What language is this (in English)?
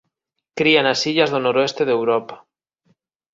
Galician